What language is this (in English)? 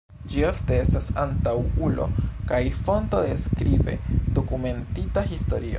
Esperanto